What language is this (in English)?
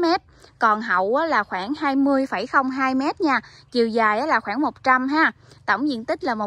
Vietnamese